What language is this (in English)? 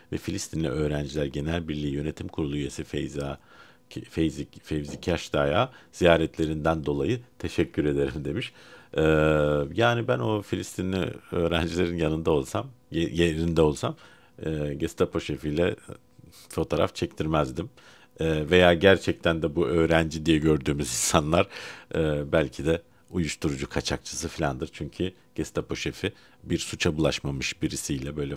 Turkish